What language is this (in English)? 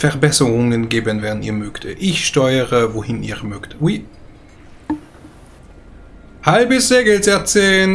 German